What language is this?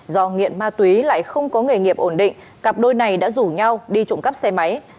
Vietnamese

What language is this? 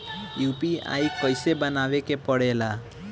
Bhojpuri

